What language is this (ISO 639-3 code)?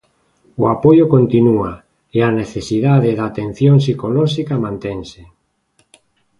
glg